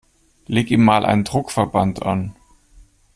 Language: German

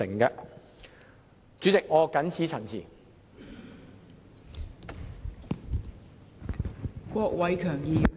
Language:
Cantonese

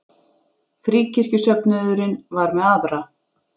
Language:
Icelandic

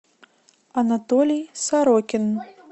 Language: Russian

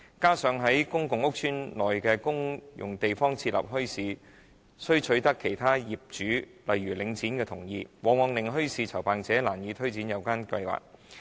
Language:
Cantonese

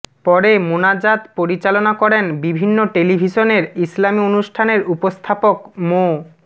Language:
Bangla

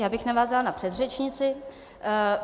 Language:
Czech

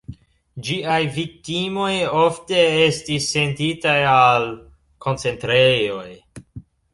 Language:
Esperanto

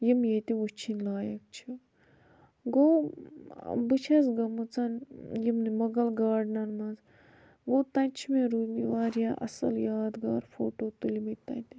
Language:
Kashmiri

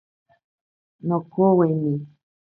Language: Ashéninka Perené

